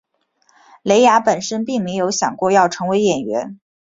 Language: Chinese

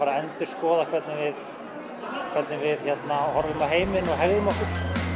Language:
Icelandic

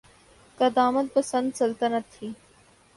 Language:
Urdu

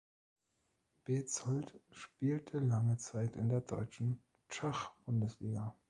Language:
German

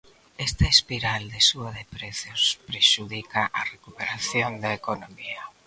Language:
Galician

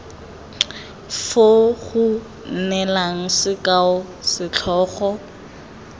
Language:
Tswana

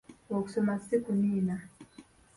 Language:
Ganda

